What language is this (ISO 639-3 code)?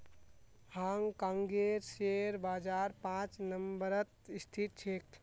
mag